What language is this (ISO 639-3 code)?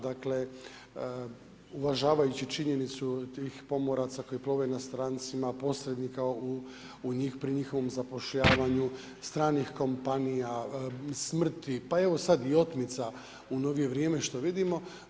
hrv